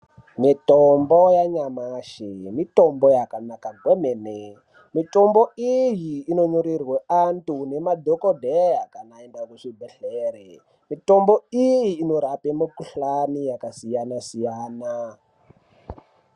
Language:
Ndau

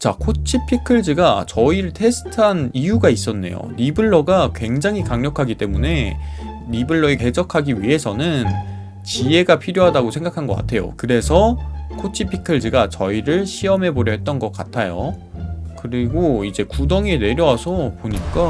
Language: Korean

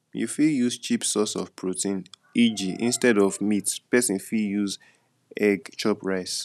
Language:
Nigerian Pidgin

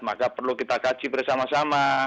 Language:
Indonesian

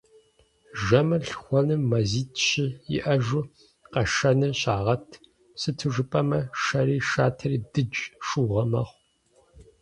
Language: Kabardian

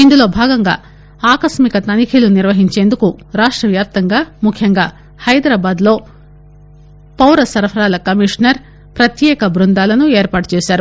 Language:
Telugu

